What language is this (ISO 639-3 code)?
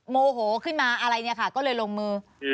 tha